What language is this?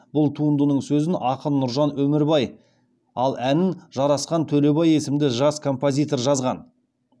Kazakh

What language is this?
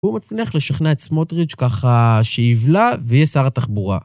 Hebrew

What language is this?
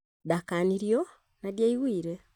Kikuyu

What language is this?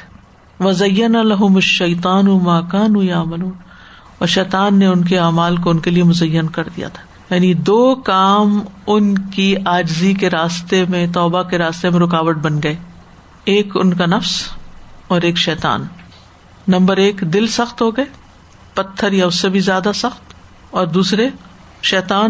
Urdu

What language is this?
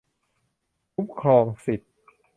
Thai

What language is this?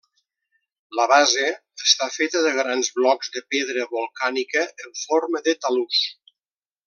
Catalan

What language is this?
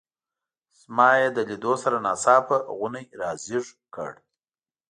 Pashto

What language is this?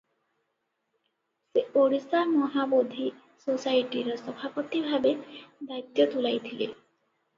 Odia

